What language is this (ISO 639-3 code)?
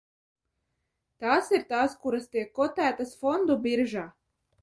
lav